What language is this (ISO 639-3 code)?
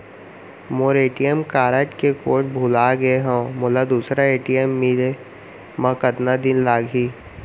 hne